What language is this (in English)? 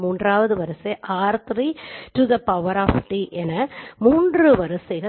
Tamil